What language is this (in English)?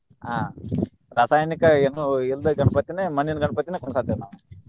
Kannada